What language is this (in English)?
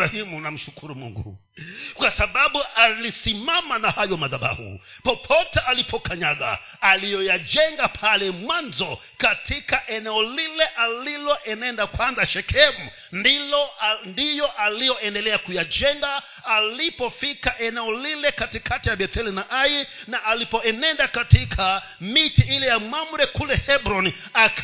Swahili